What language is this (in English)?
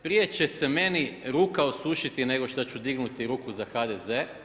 Croatian